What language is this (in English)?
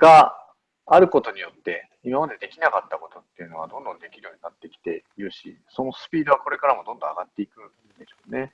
Japanese